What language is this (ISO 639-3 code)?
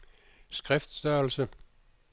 dan